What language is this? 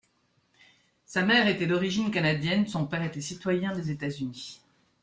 French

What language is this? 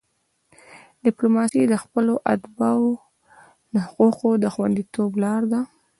Pashto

